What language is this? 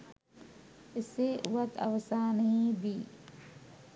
Sinhala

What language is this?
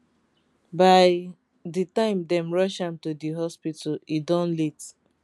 Nigerian Pidgin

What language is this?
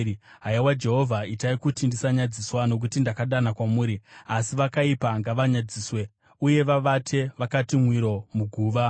Shona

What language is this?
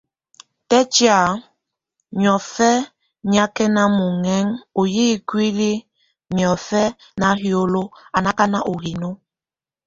Tunen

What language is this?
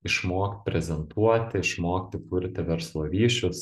Lithuanian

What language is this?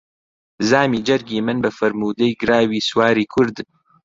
Central Kurdish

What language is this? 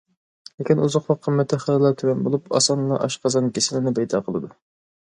Uyghur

